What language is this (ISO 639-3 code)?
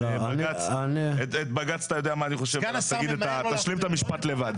heb